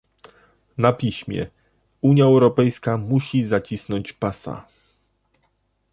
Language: Polish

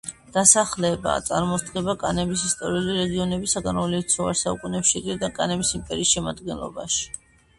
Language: Georgian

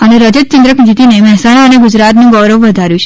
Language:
Gujarati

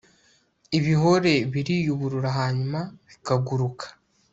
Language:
Kinyarwanda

